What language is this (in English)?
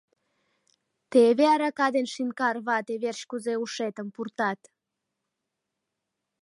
Mari